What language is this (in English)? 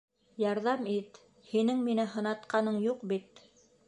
Bashkir